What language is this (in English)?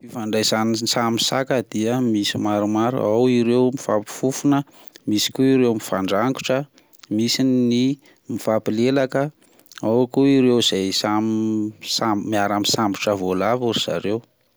Malagasy